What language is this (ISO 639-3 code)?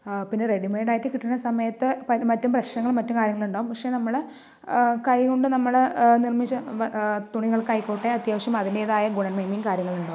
mal